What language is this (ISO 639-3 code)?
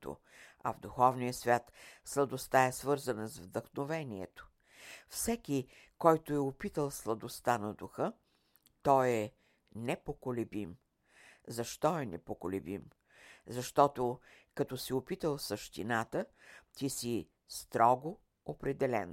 bul